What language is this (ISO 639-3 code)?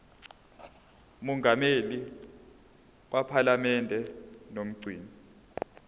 zul